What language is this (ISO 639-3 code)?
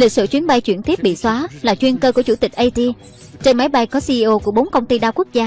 vie